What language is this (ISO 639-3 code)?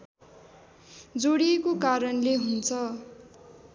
nep